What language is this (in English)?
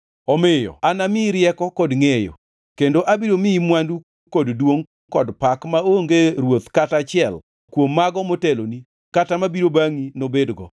Luo (Kenya and Tanzania)